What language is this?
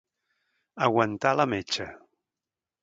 Catalan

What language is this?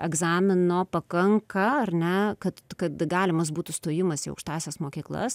Lithuanian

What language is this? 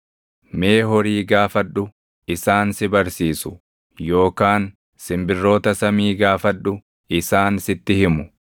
Oromo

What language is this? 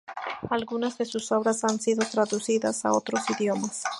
Spanish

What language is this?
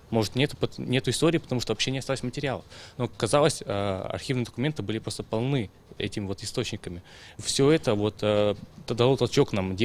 Russian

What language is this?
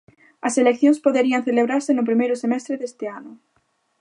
Galician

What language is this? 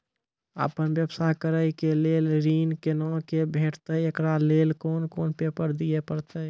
Maithili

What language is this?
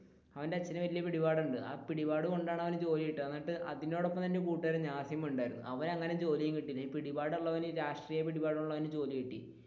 Malayalam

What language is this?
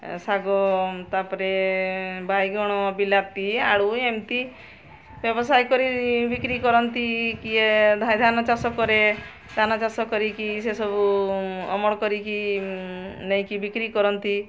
Odia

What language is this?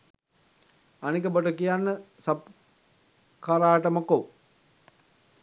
Sinhala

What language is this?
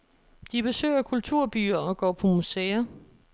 Danish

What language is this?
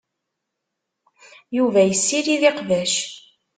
Kabyle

